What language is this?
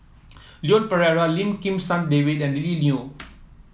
English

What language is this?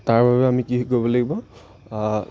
Assamese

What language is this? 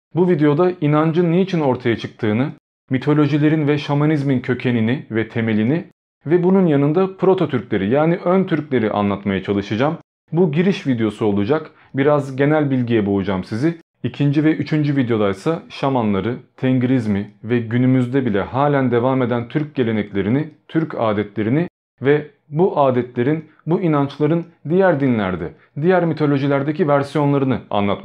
Turkish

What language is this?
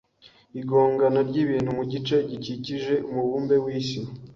Kinyarwanda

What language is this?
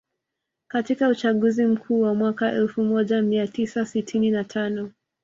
Swahili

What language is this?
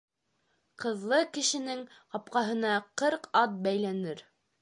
Bashkir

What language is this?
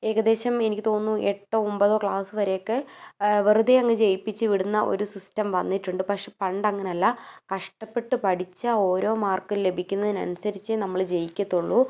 Malayalam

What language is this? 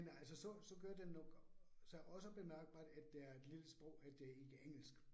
Danish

